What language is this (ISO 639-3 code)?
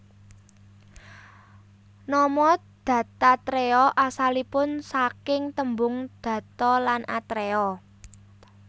jav